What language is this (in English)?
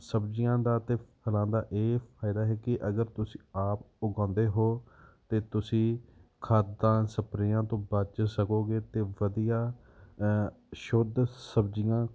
Punjabi